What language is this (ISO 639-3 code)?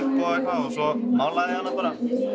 isl